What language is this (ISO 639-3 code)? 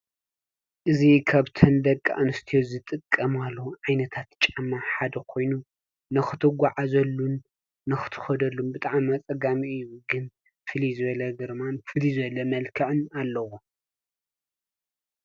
tir